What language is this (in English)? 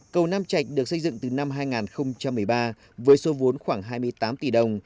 Vietnamese